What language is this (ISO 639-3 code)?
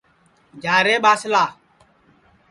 ssi